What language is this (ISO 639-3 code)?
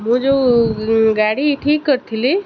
ori